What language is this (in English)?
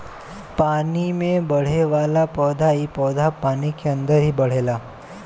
Bhojpuri